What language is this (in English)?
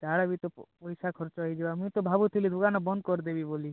Odia